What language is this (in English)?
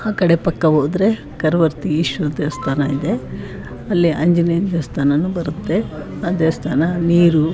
Kannada